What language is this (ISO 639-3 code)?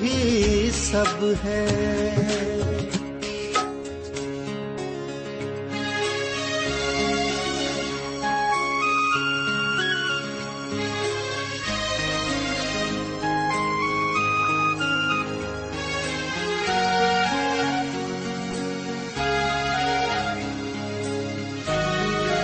urd